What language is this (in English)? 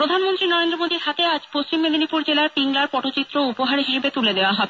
Bangla